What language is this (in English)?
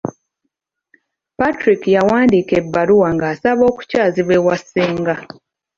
Ganda